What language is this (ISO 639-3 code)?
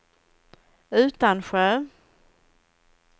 swe